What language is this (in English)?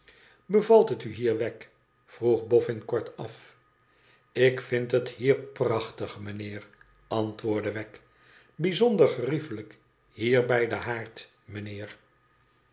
Dutch